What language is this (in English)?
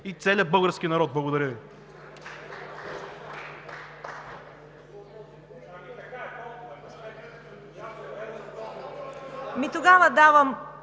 Bulgarian